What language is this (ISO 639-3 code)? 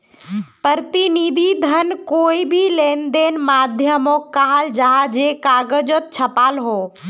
mag